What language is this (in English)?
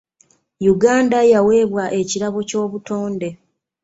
Ganda